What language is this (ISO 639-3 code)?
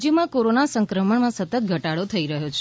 guj